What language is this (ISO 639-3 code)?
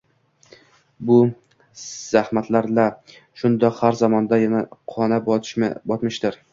uzb